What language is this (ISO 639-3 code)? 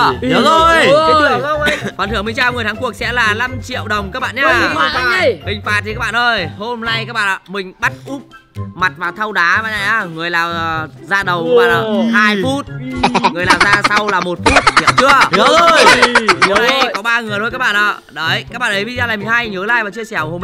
vie